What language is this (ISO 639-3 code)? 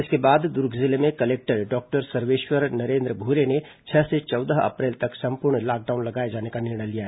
hin